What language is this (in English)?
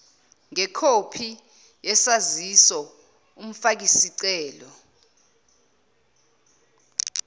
Zulu